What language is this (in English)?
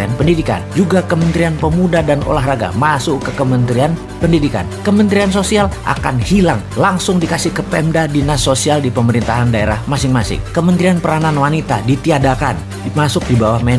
Indonesian